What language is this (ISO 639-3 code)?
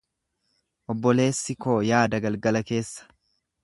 orm